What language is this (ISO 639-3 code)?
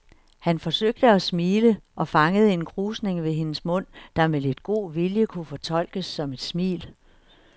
dan